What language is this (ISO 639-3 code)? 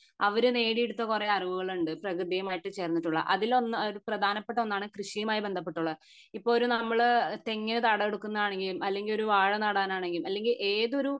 mal